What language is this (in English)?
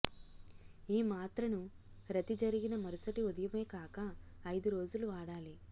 Telugu